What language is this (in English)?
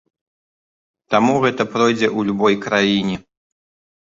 Belarusian